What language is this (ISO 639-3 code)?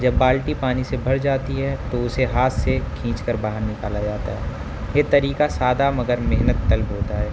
urd